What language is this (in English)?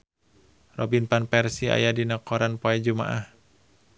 Sundanese